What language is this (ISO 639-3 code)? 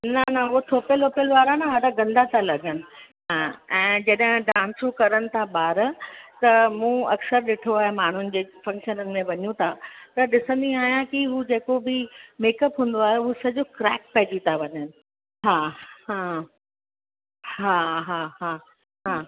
snd